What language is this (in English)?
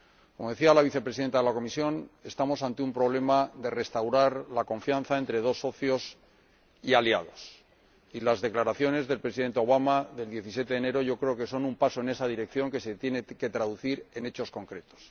Spanish